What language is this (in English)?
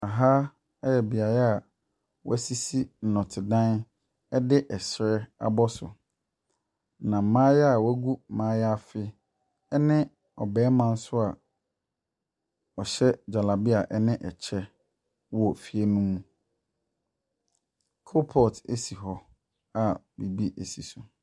Akan